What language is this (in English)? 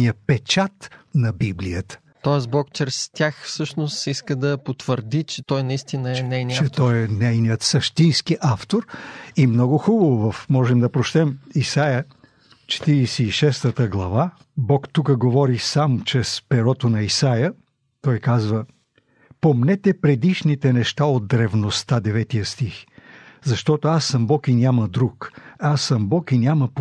Bulgarian